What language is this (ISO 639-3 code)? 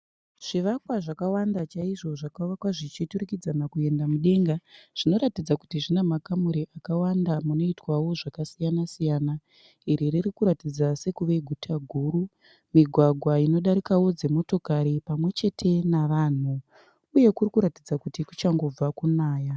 sna